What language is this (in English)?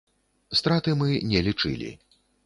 Belarusian